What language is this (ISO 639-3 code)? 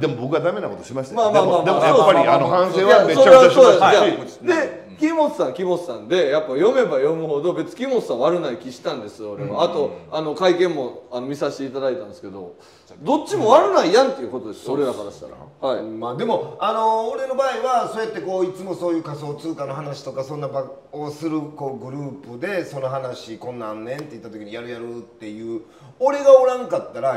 jpn